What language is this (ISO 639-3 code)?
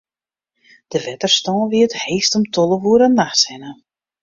fry